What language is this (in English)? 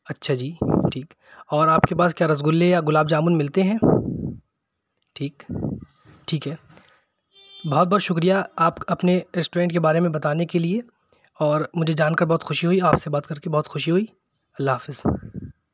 Urdu